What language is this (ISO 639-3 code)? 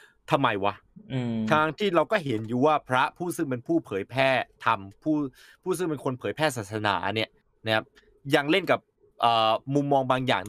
tha